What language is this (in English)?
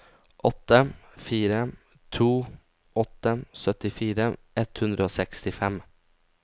Norwegian